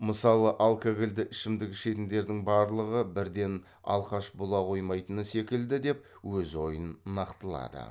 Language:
Kazakh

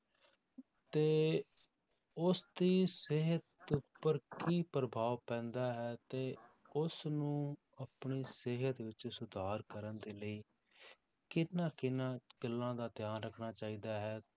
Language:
Punjabi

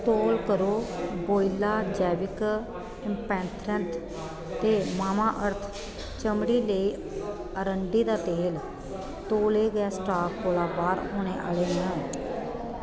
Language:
Dogri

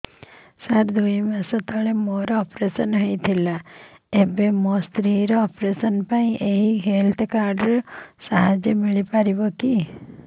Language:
Odia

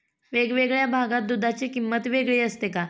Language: Marathi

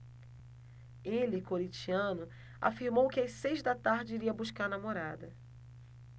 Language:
Portuguese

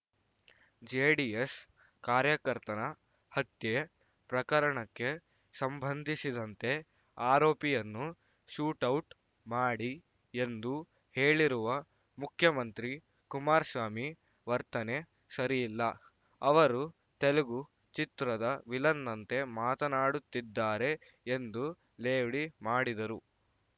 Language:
Kannada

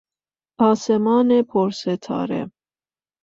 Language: Persian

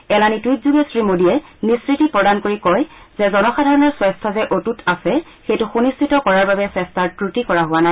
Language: Assamese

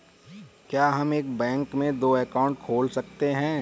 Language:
Hindi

